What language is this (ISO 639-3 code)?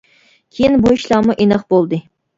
uig